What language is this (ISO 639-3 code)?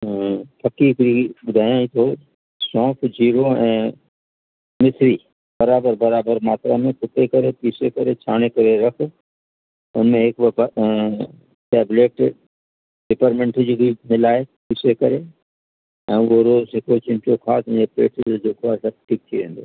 snd